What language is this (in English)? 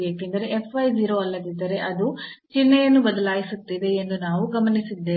Kannada